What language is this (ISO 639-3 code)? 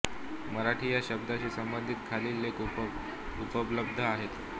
mar